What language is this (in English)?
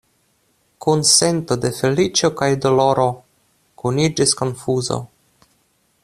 Esperanto